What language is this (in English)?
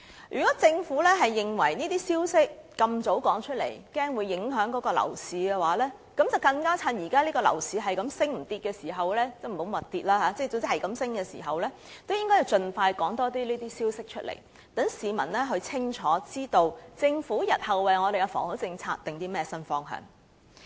Cantonese